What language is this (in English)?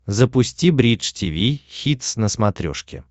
Russian